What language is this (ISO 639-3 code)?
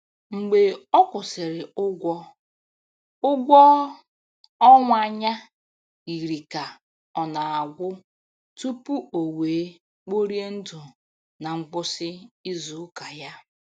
ibo